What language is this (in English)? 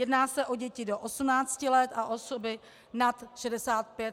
Czech